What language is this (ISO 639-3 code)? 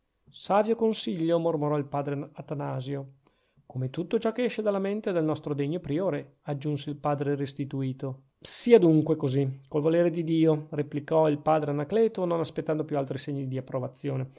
ita